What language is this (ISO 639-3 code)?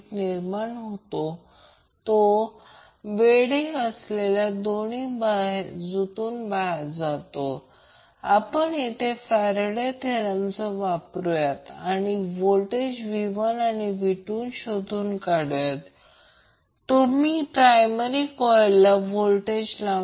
mar